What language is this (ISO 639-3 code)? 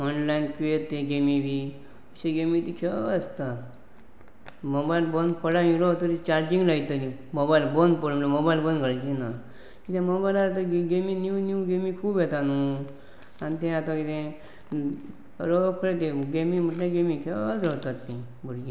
kok